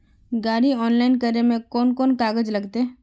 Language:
Magahi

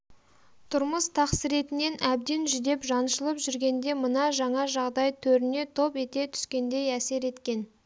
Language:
Kazakh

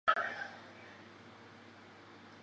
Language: Chinese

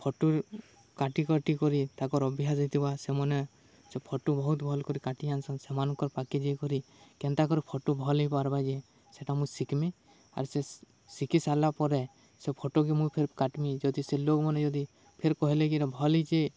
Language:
Odia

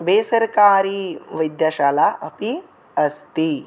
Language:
Sanskrit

